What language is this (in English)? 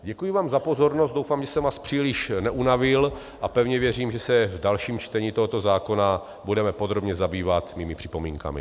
Czech